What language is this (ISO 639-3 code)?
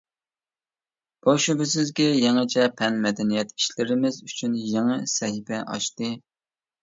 uig